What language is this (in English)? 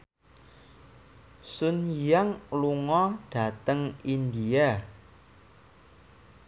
Javanese